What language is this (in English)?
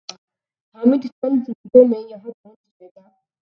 Urdu